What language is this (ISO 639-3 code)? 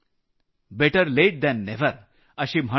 mar